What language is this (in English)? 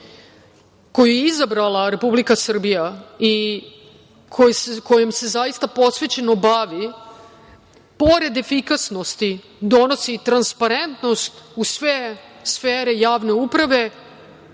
Serbian